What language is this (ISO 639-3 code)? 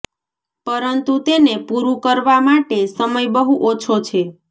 guj